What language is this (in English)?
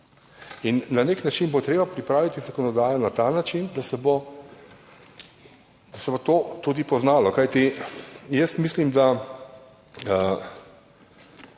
Slovenian